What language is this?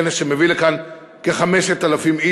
Hebrew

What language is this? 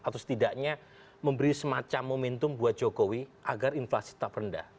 Indonesian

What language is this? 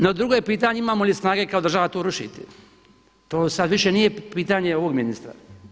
Croatian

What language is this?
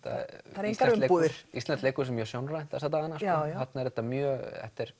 Icelandic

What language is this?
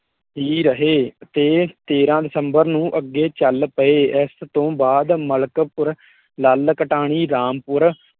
Punjabi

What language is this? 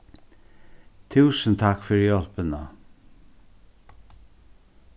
Faroese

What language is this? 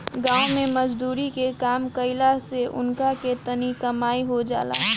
Bhojpuri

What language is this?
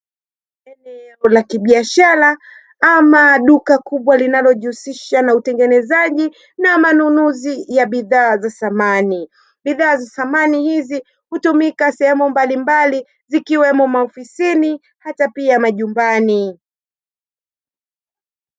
Swahili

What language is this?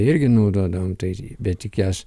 Lithuanian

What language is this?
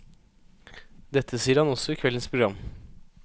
Norwegian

